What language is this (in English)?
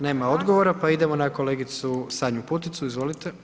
Croatian